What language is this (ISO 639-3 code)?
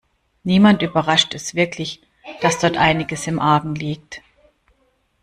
deu